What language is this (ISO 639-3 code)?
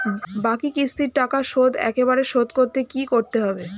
ben